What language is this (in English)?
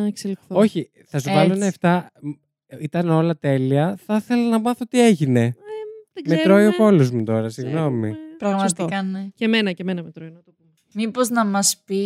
Greek